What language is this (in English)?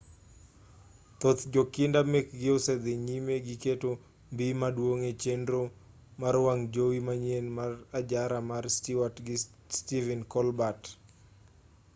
Luo (Kenya and Tanzania)